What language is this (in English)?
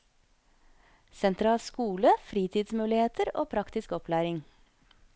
Norwegian